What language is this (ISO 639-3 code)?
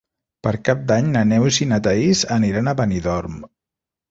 cat